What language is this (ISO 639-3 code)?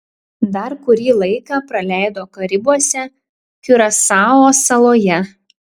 lit